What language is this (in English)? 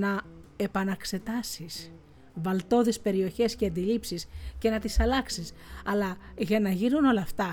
Greek